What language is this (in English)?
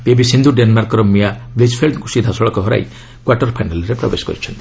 Odia